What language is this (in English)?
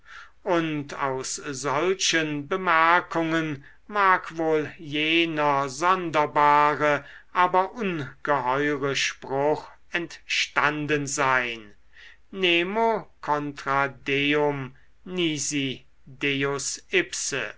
German